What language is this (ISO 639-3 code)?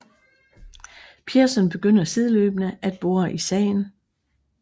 dan